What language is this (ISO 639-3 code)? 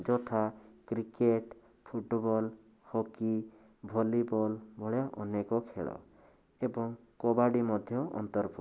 ori